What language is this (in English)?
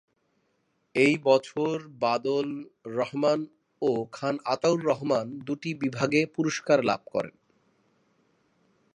Bangla